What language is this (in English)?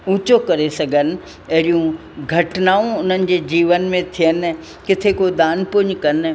Sindhi